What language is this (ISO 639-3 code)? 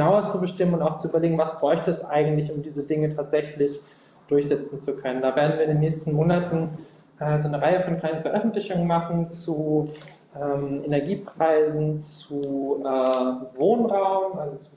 deu